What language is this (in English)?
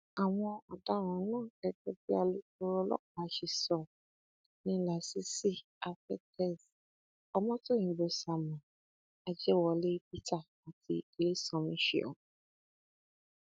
Yoruba